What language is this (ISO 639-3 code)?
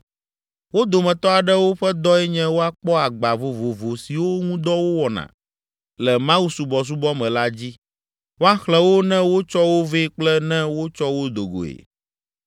ewe